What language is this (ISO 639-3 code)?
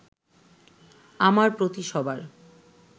ben